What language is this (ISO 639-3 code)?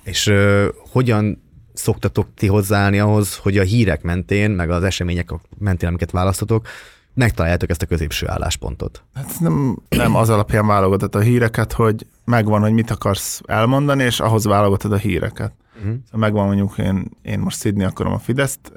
hun